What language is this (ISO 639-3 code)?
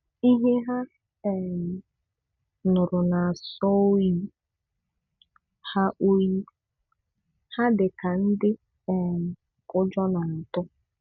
ibo